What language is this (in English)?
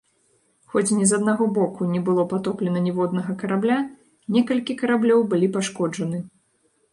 Belarusian